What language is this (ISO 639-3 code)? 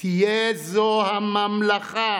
heb